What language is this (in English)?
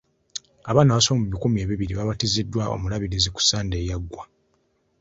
Ganda